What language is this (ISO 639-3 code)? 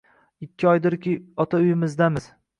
uzb